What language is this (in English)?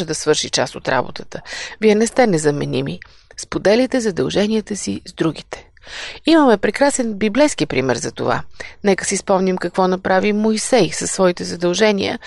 Bulgarian